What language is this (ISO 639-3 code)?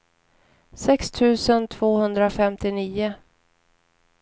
swe